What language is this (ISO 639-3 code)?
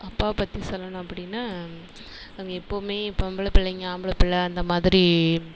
tam